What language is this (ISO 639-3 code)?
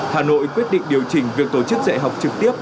vie